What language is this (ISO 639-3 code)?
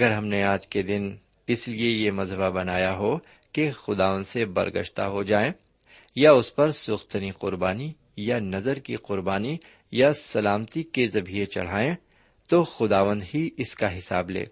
urd